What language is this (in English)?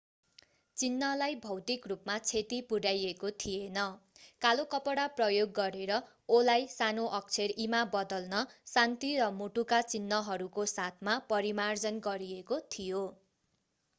Nepali